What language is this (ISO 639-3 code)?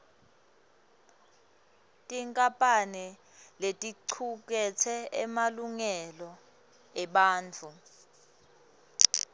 ssw